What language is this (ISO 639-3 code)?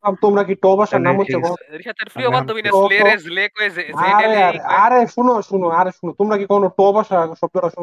ben